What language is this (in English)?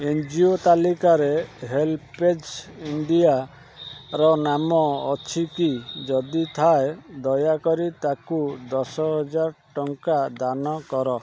Odia